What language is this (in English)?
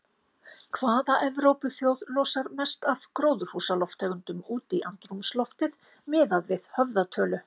Icelandic